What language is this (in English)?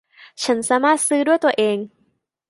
Thai